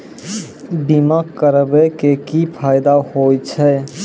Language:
Maithili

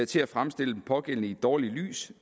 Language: Danish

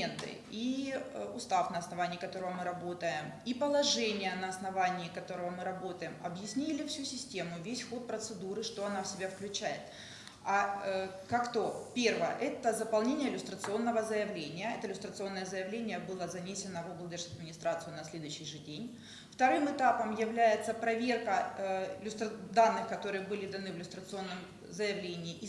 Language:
Russian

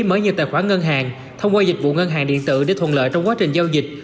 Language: Vietnamese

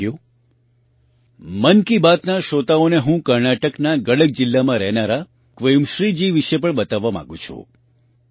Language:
Gujarati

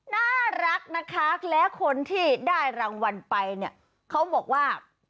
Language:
Thai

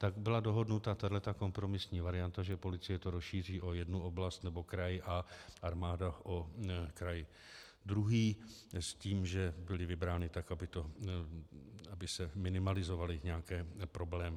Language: Czech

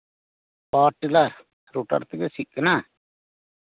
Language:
Santali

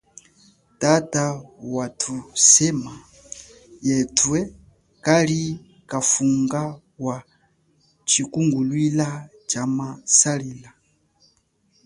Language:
Chokwe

